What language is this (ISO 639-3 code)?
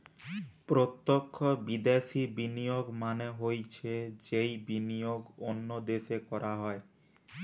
ben